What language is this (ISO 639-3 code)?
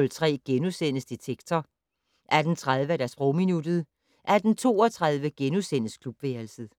dan